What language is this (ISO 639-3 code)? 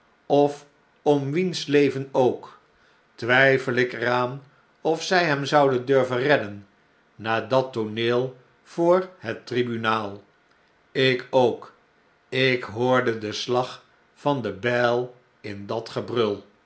nld